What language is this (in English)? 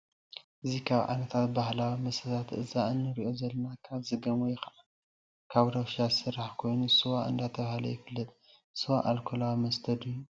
Tigrinya